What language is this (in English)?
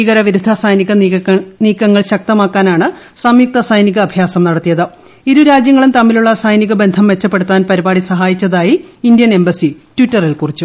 Malayalam